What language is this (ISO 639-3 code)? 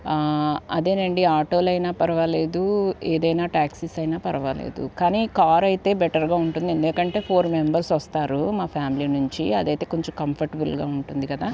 tel